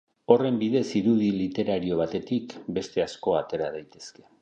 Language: Basque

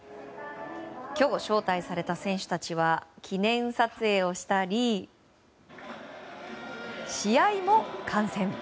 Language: Japanese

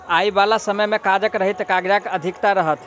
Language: Maithili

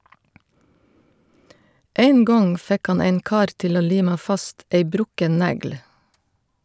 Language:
Norwegian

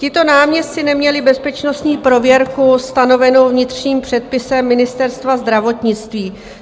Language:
Czech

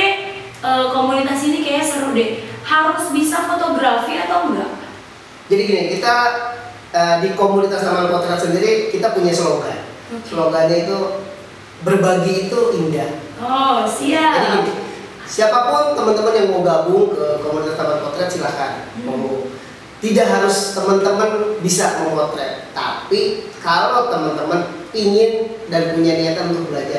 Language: Indonesian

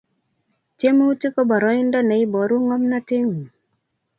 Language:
Kalenjin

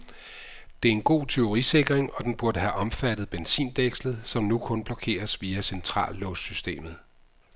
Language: Danish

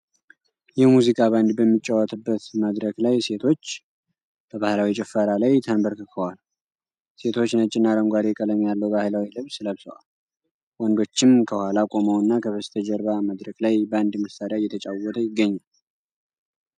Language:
Amharic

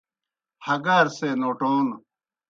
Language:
Kohistani Shina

